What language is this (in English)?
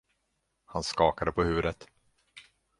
Swedish